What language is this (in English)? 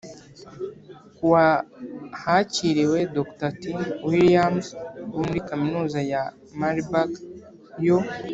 Kinyarwanda